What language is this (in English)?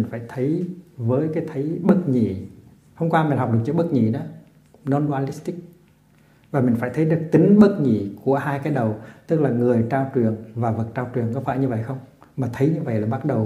Vietnamese